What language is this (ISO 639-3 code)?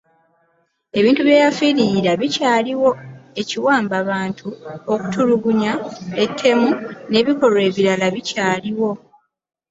lug